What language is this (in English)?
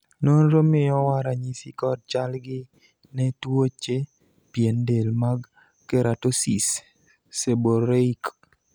Luo (Kenya and Tanzania)